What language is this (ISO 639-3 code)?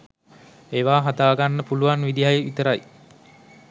sin